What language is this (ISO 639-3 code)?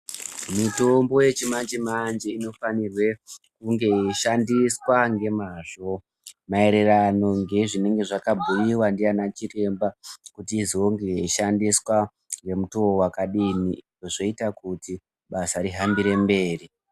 ndc